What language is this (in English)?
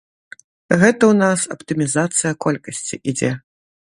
Belarusian